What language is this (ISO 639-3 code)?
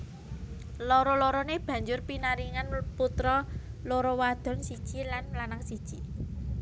jav